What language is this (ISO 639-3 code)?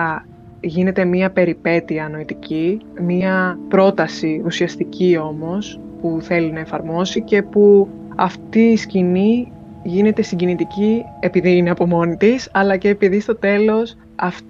ell